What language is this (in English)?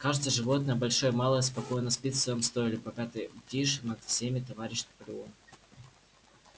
Russian